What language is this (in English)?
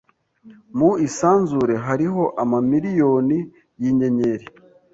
Kinyarwanda